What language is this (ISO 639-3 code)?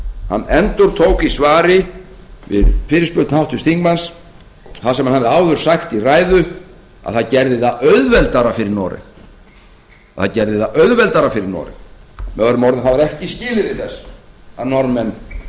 isl